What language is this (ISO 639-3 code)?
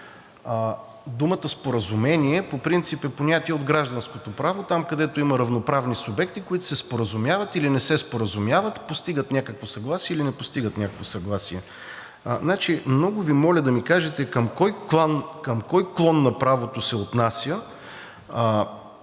bul